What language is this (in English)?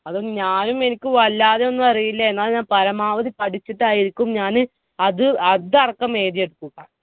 Malayalam